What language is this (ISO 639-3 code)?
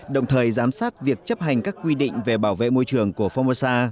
vie